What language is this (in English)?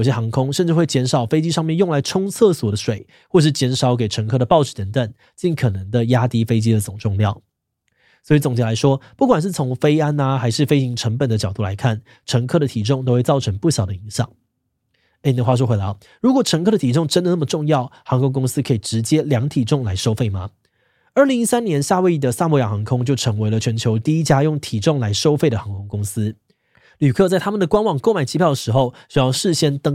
Chinese